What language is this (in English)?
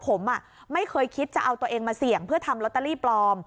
Thai